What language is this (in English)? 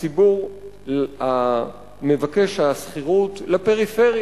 Hebrew